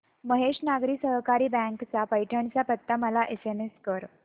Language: Marathi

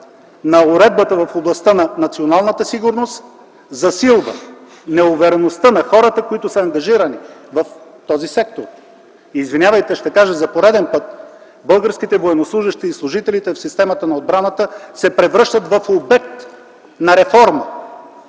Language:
Bulgarian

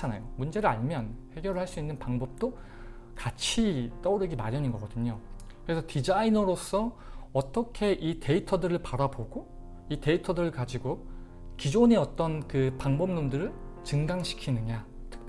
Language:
Korean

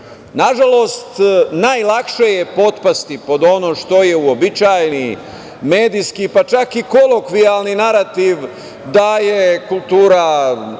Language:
Serbian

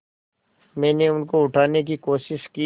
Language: Hindi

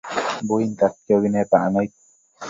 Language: Matsés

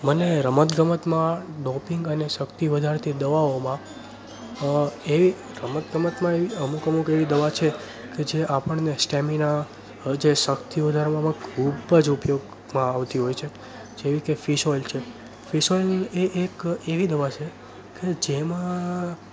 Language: Gujarati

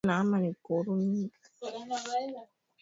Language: Swahili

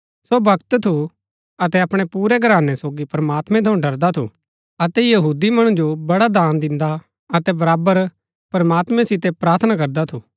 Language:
Gaddi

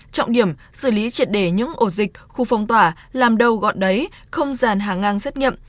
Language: Vietnamese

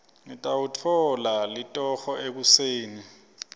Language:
Swati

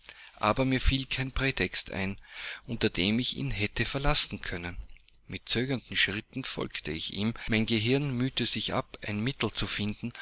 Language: German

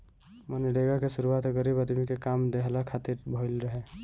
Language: Bhojpuri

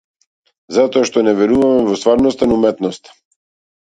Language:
Macedonian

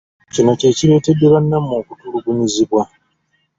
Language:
Ganda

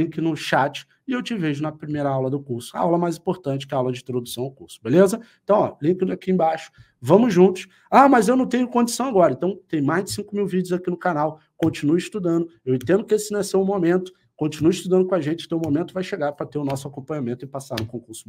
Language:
Portuguese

